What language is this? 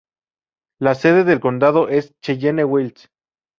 Spanish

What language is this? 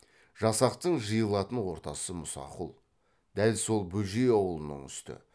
Kazakh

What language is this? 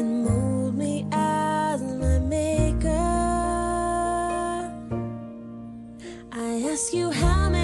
Chinese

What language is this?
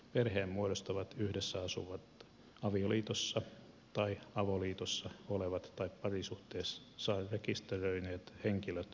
Finnish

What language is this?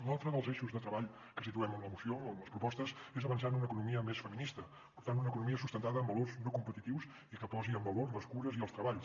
Catalan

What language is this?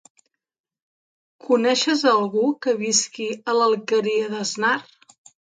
Catalan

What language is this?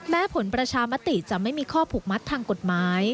Thai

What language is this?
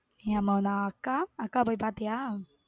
Tamil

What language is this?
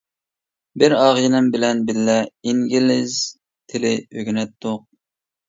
Uyghur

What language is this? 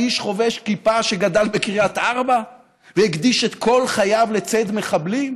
Hebrew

